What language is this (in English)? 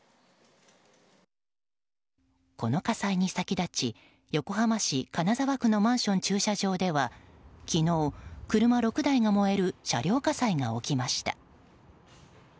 Japanese